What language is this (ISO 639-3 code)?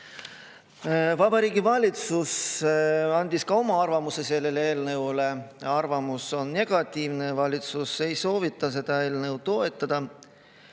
est